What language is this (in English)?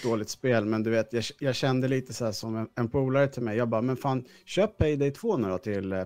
Swedish